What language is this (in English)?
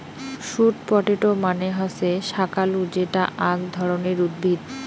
Bangla